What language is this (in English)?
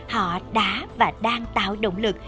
Vietnamese